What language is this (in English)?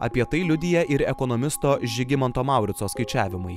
Lithuanian